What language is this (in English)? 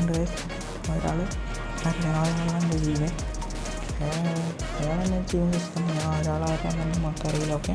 Malayalam